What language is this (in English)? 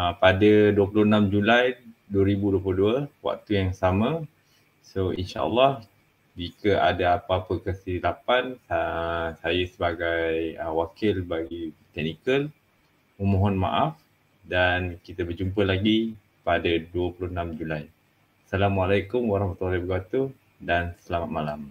Malay